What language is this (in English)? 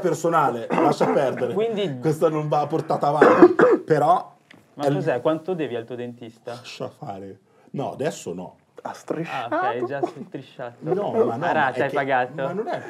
Italian